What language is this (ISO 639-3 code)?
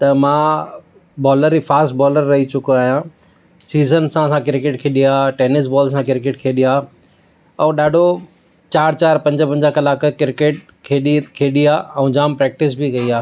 snd